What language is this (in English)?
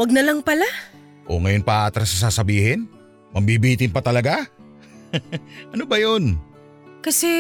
Filipino